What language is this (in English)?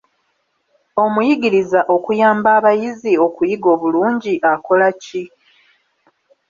Ganda